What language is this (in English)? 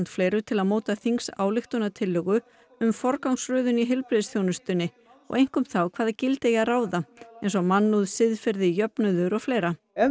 Icelandic